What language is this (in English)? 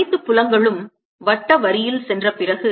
Tamil